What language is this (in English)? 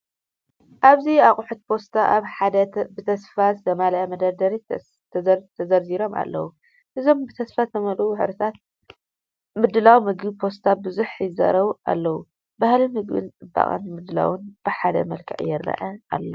Tigrinya